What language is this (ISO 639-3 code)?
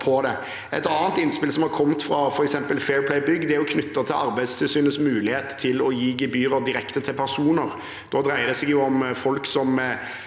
nor